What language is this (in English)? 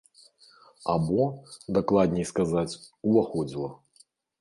Belarusian